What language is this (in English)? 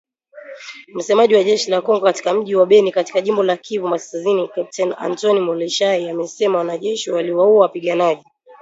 Swahili